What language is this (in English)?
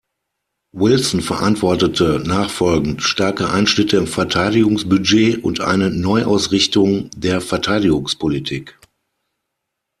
German